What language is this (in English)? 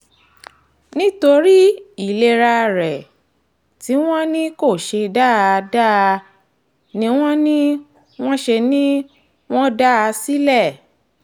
Yoruba